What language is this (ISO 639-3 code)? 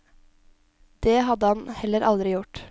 nor